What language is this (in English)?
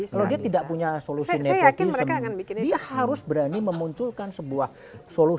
Indonesian